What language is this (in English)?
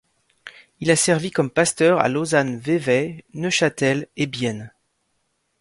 French